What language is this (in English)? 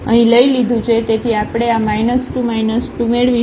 Gujarati